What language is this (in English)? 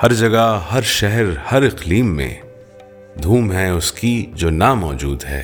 Urdu